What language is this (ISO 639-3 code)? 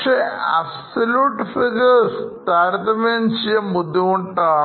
mal